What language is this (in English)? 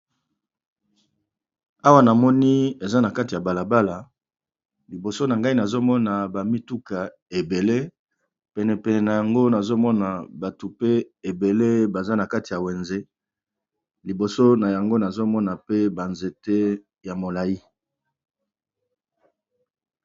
Lingala